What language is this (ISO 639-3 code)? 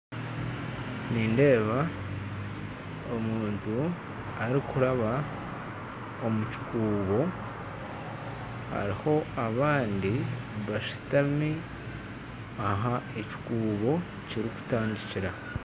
nyn